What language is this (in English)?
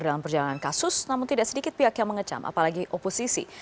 Indonesian